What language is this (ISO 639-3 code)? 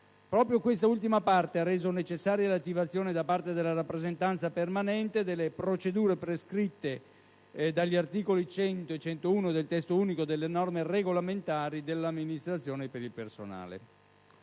ita